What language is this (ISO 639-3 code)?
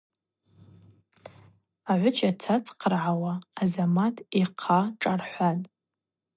abq